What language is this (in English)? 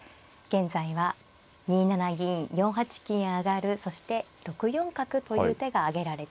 Japanese